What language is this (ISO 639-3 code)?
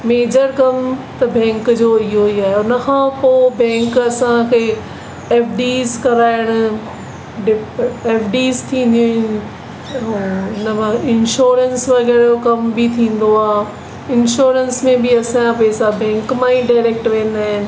snd